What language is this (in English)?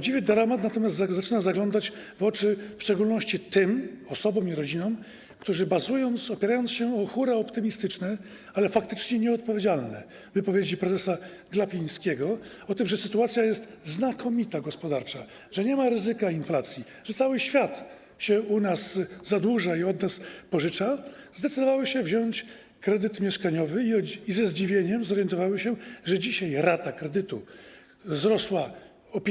Polish